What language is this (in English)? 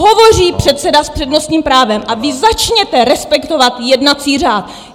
Czech